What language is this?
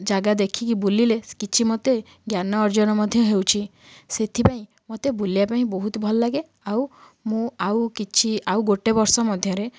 Odia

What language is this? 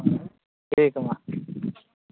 Santali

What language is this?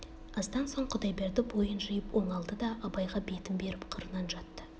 Kazakh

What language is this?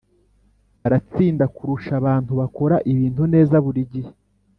Kinyarwanda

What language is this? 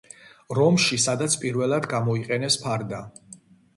Georgian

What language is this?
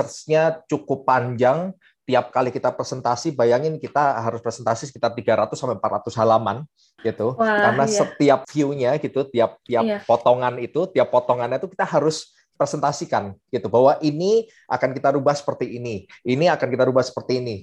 Indonesian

